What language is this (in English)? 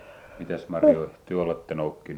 Finnish